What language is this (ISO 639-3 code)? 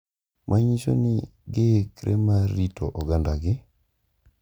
luo